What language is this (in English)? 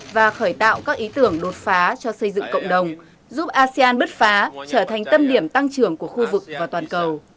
Vietnamese